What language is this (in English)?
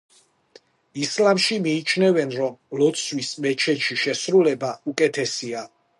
Georgian